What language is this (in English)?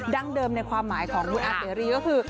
Thai